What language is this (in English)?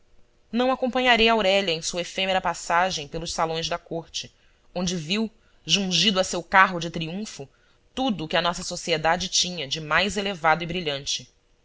Portuguese